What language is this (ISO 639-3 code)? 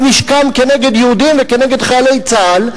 heb